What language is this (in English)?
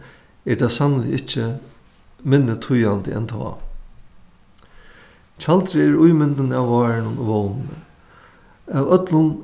Faroese